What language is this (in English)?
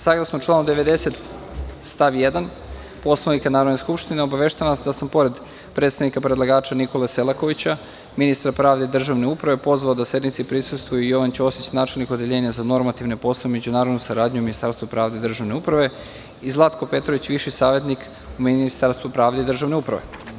Serbian